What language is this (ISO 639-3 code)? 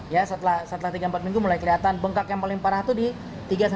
ind